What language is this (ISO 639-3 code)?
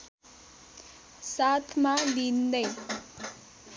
nep